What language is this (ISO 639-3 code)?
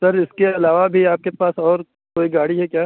urd